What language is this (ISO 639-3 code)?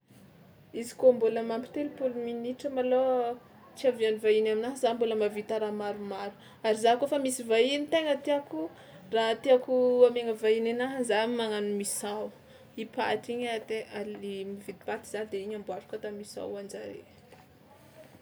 xmw